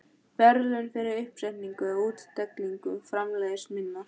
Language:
Icelandic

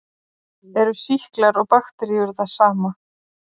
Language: Icelandic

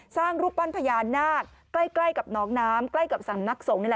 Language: Thai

